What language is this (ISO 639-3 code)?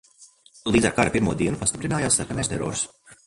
lav